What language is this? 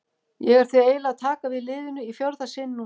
Icelandic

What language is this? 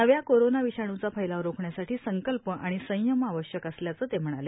Marathi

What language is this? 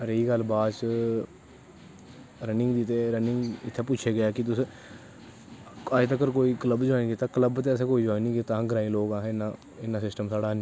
Dogri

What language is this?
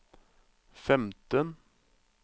Norwegian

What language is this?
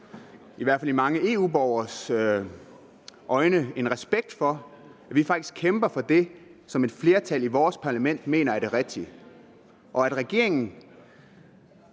Danish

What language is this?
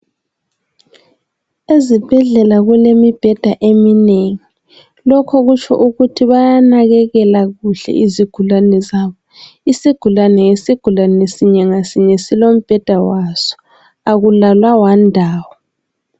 North Ndebele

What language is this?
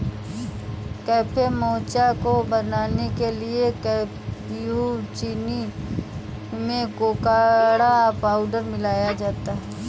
Hindi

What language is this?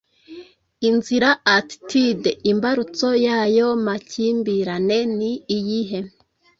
Kinyarwanda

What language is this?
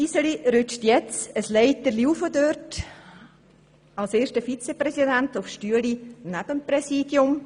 Swiss German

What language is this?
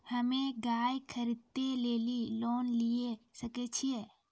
Maithili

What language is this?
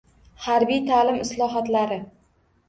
Uzbek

